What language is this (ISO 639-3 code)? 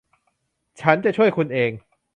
tha